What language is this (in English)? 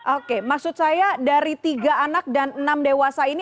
Indonesian